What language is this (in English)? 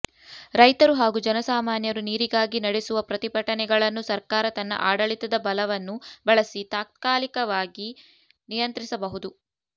Kannada